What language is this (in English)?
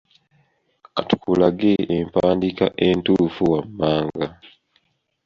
Ganda